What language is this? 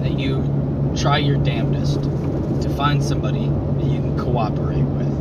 English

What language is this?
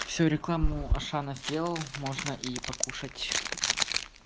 Russian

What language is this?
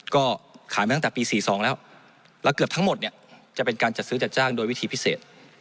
Thai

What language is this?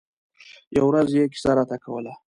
Pashto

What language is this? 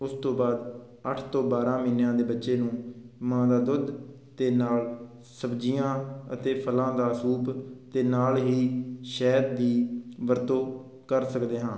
Punjabi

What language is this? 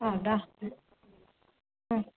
Kannada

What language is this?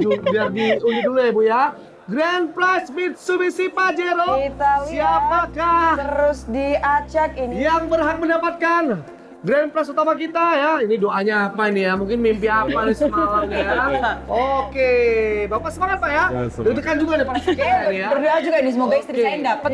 Indonesian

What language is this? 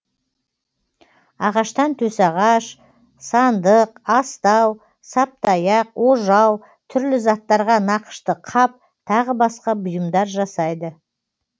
Kazakh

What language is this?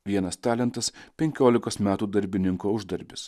Lithuanian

